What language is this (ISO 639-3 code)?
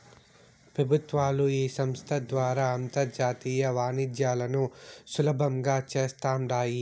tel